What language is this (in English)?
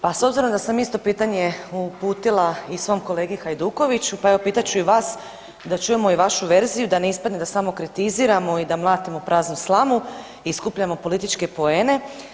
Croatian